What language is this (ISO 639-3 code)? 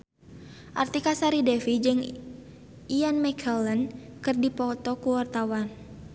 sun